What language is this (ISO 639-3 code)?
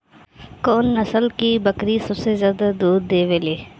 bho